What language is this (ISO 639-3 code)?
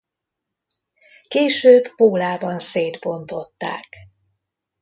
hun